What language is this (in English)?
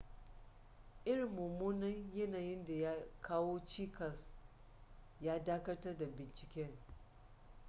Hausa